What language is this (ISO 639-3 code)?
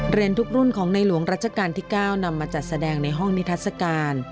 tha